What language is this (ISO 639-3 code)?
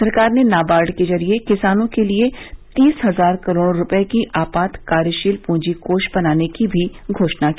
hin